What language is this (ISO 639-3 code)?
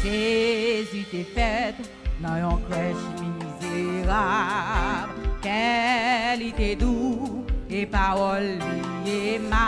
fra